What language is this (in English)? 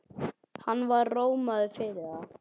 Icelandic